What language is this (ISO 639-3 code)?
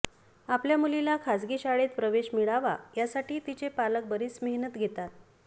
mar